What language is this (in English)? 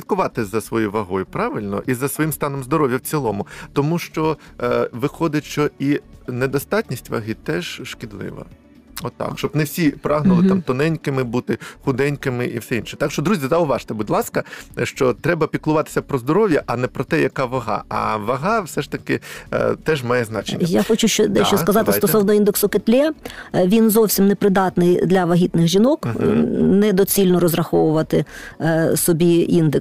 Ukrainian